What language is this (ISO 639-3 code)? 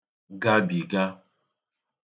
ibo